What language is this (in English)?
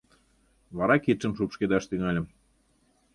Mari